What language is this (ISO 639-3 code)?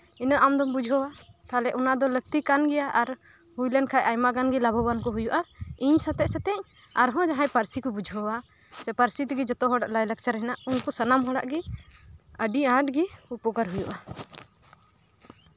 sat